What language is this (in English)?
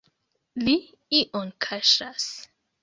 Esperanto